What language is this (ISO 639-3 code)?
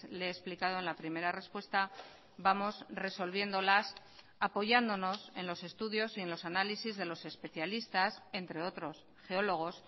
spa